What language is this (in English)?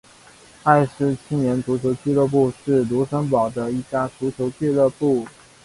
Chinese